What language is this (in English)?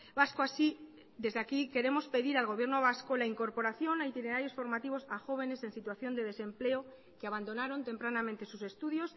Spanish